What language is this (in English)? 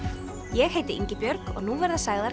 Icelandic